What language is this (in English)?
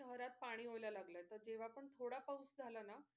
Marathi